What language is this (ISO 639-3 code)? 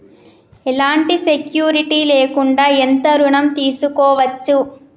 tel